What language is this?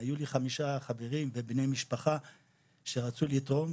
Hebrew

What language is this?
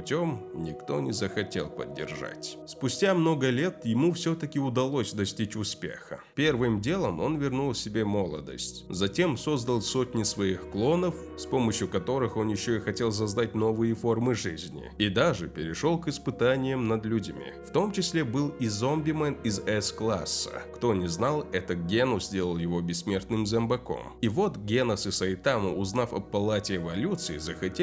Russian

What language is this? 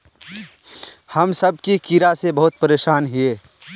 Magahi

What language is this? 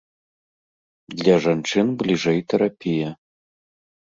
Belarusian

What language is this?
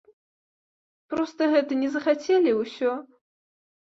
Belarusian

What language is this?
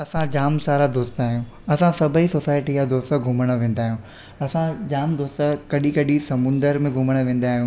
Sindhi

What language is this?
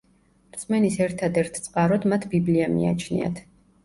Georgian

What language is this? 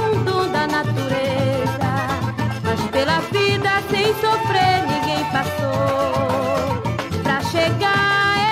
Portuguese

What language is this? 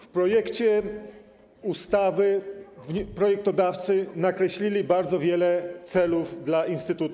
Polish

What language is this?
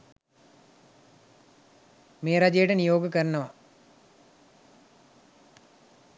Sinhala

